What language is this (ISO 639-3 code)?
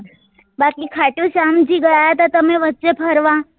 guj